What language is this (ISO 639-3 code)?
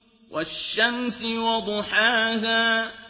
ara